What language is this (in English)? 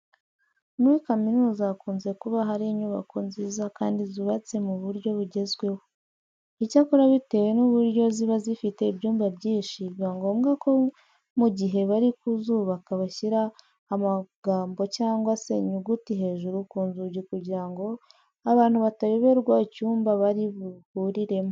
Kinyarwanda